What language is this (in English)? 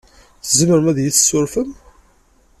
Kabyle